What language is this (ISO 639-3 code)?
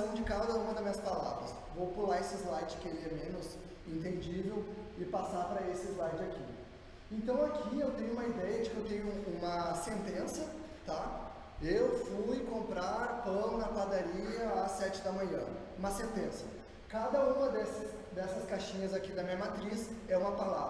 por